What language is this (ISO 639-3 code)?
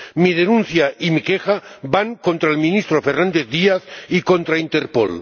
spa